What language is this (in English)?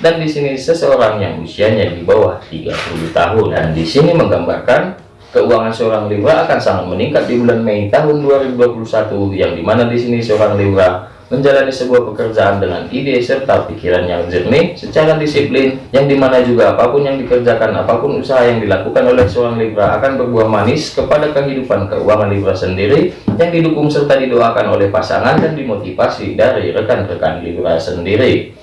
Indonesian